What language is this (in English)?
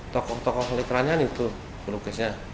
Indonesian